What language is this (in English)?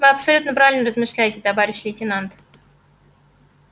Russian